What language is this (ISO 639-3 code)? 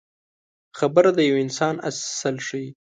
pus